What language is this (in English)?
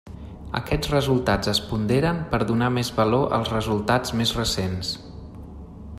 Catalan